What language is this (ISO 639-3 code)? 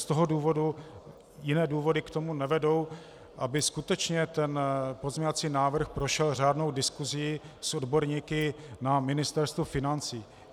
ces